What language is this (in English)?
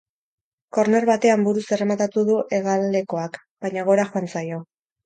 Basque